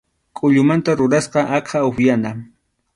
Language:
Arequipa-La Unión Quechua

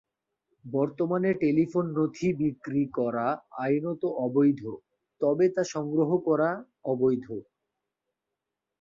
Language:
Bangla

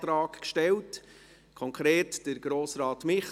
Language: Swiss German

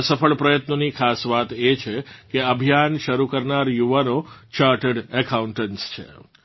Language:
Gujarati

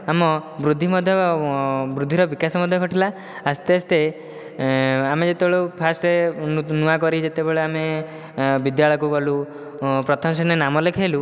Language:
Odia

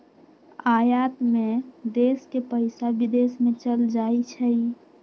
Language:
Magahi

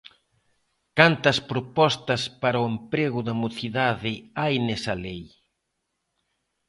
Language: Galician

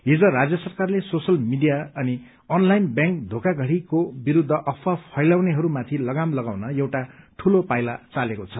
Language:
Nepali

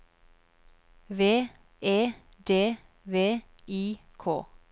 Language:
Norwegian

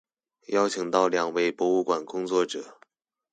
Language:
Chinese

